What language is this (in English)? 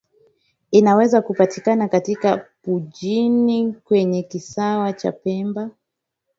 Swahili